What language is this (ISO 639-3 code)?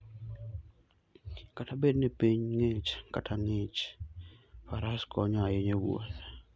luo